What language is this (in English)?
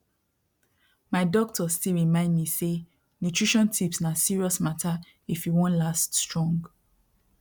Nigerian Pidgin